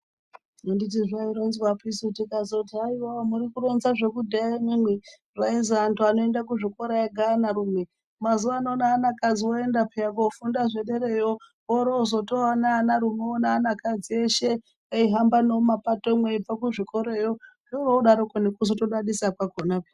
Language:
Ndau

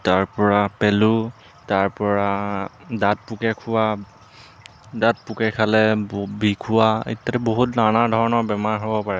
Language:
Assamese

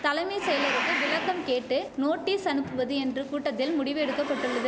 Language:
Tamil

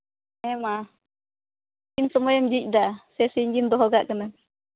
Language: Santali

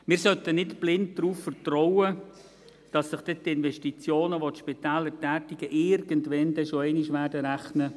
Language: Swiss German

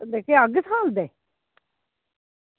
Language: Dogri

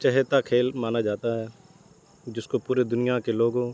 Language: Urdu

